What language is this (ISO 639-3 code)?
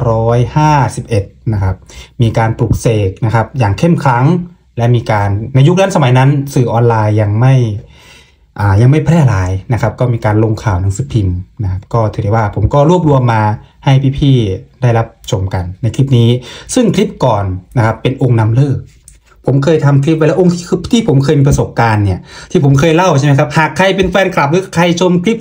tha